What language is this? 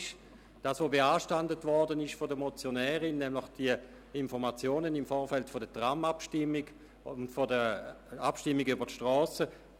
Swiss German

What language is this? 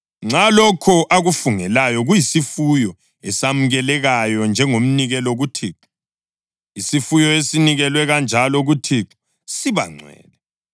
North Ndebele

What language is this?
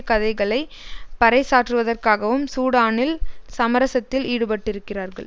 Tamil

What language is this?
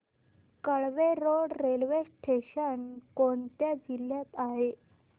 Marathi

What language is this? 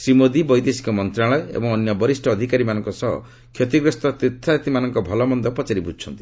Odia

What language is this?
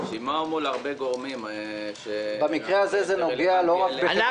Hebrew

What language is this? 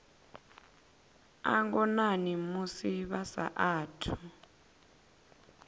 Venda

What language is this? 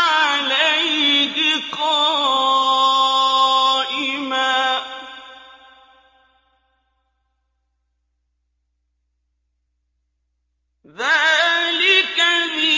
Arabic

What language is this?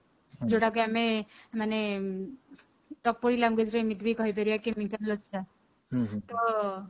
Odia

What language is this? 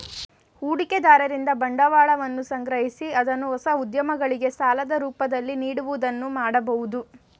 Kannada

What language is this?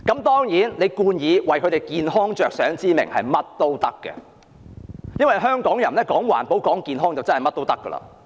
Cantonese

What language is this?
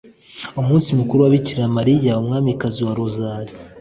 Kinyarwanda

